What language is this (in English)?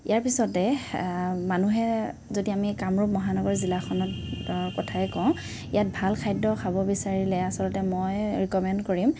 Assamese